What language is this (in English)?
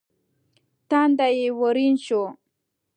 Pashto